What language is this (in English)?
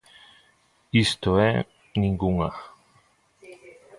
Galician